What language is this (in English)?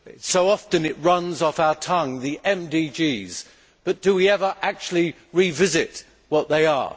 English